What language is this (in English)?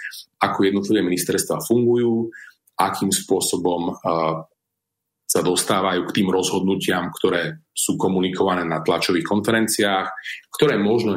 Slovak